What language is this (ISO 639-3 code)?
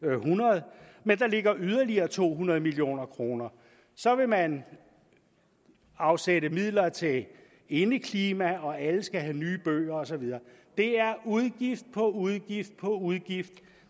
dan